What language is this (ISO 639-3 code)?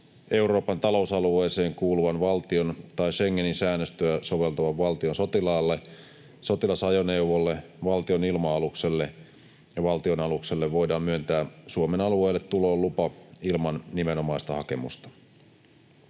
fin